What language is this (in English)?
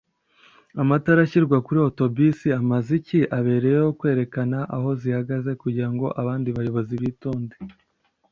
Kinyarwanda